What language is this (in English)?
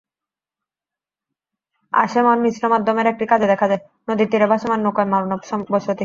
Bangla